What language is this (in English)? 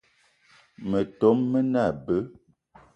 Eton (Cameroon)